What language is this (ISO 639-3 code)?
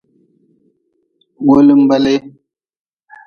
nmz